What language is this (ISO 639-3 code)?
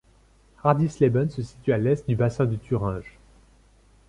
fra